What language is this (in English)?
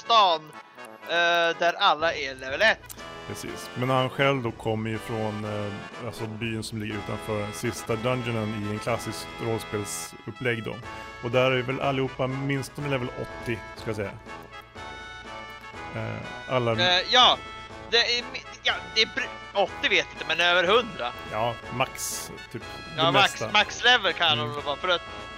Swedish